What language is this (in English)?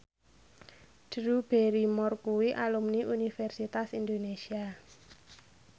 Javanese